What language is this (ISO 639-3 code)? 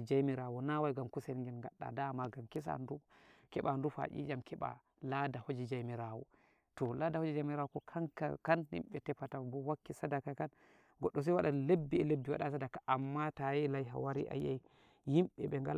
fuv